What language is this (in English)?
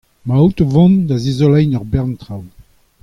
Breton